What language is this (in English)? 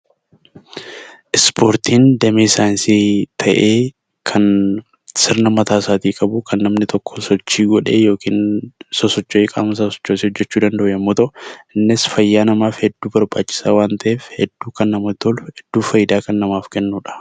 Oromo